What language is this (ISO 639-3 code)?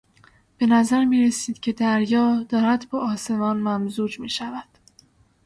fas